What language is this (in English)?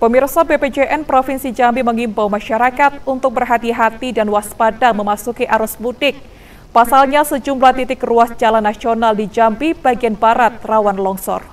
Indonesian